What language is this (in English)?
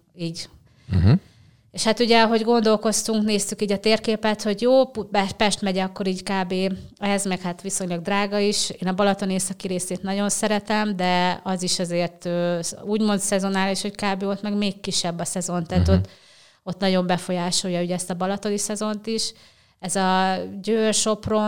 Hungarian